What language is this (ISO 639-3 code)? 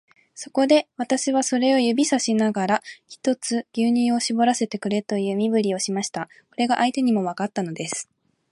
jpn